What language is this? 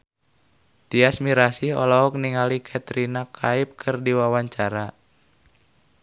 Sundanese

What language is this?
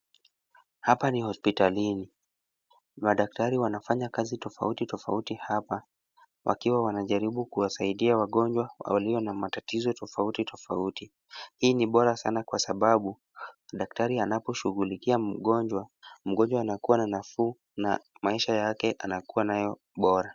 Swahili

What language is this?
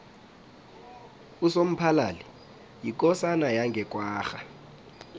South Ndebele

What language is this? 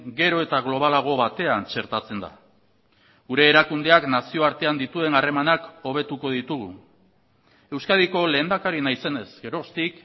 Basque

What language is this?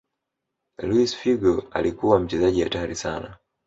Swahili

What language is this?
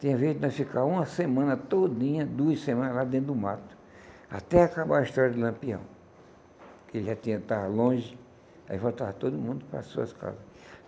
Portuguese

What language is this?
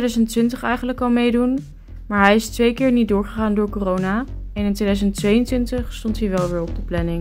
Dutch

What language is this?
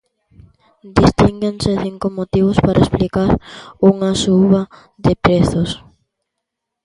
Galician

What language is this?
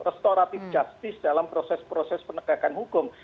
Indonesian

